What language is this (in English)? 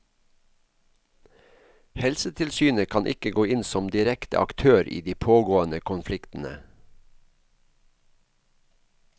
Norwegian